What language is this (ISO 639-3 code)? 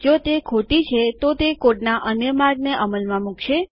guj